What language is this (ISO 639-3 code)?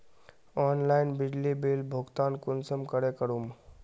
mag